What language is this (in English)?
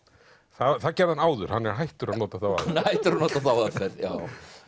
Icelandic